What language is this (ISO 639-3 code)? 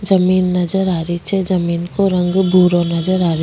raj